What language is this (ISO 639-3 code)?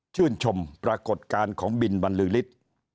tha